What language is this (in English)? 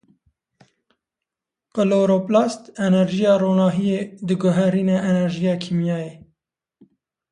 Kurdish